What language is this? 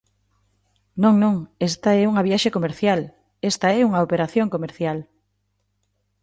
Galician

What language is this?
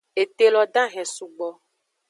Aja (Benin)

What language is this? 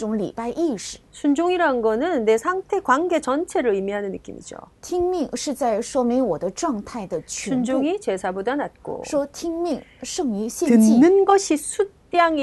Korean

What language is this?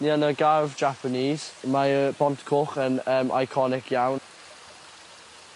Welsh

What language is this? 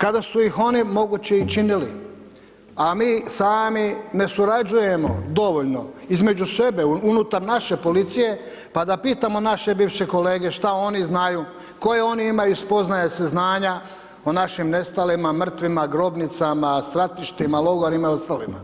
Croatian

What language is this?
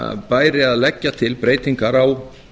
Icelandic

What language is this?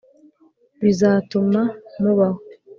Kinyarwanda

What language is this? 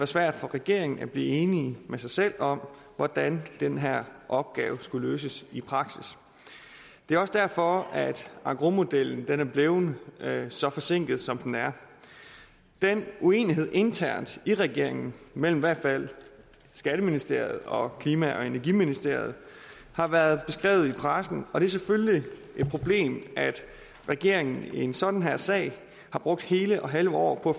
Danish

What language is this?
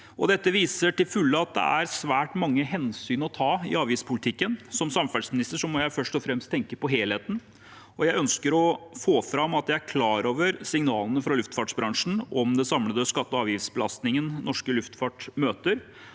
Norwegian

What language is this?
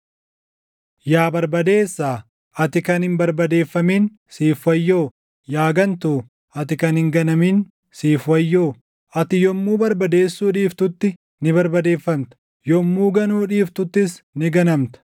Oromo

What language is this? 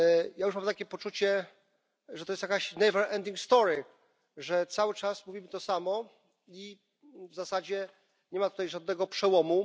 Polish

